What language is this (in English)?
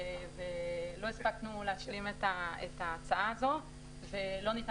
Hebrew